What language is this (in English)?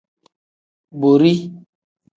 Tem